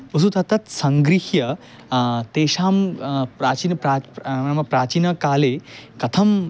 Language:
Sanskrit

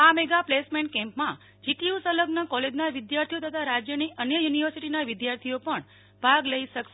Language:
Gujarati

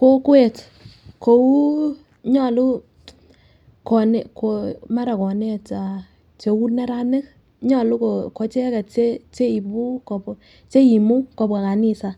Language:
Kalenjin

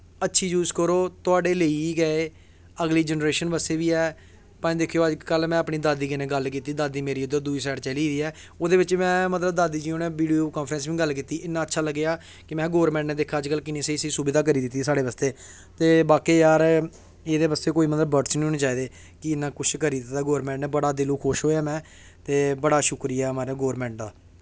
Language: Dogri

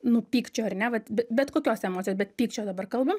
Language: Lithuanian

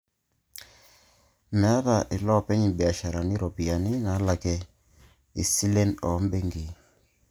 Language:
Masai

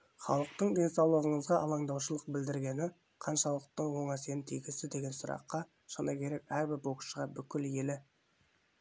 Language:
Kazakh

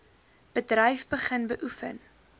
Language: Afrikaans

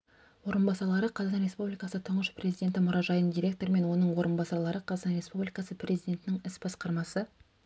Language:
Kazakh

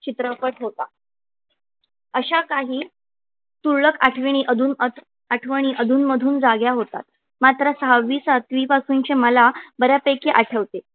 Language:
Marathi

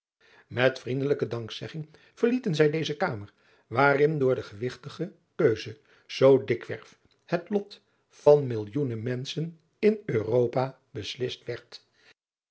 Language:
Dutch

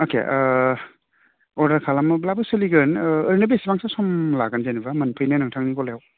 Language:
Bodo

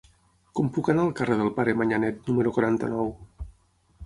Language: Catalan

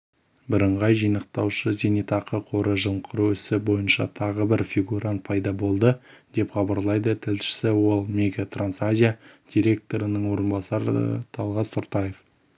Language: Kazakh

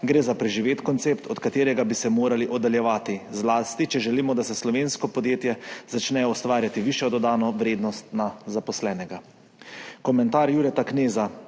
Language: Slovenian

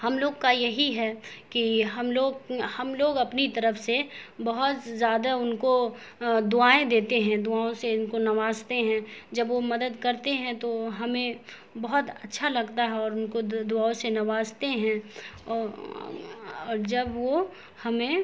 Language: Urdu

